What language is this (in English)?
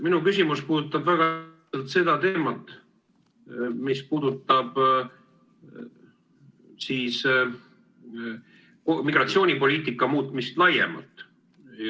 Estonian